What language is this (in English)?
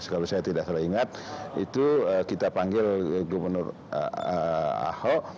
Indonesian